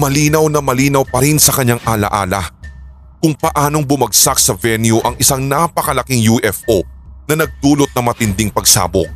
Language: Filipino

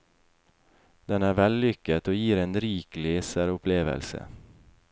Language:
Norwegian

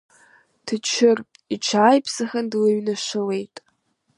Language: Abkhazian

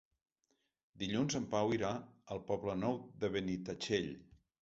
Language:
Catalan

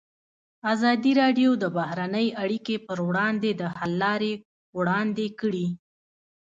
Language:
Pashto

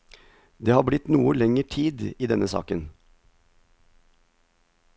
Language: Norwegian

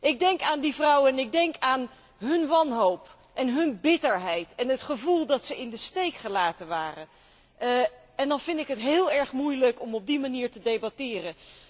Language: Dutch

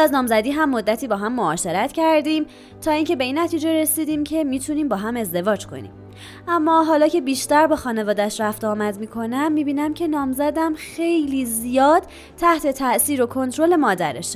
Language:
Persian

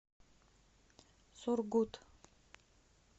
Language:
Russian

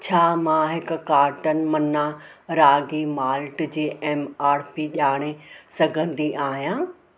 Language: Sindhi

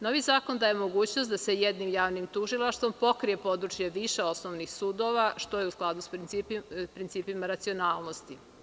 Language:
Serbian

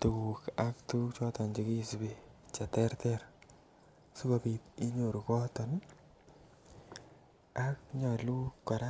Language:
Kalenjin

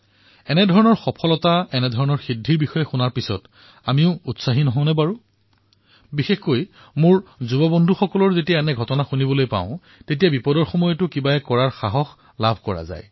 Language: Assamese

